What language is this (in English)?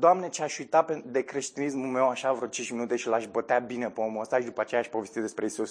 Romanian